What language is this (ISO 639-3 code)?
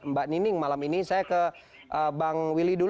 ind